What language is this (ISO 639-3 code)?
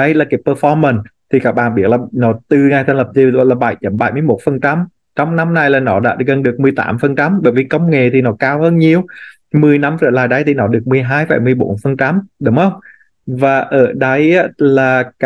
vie